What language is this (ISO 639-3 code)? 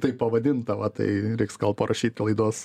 lit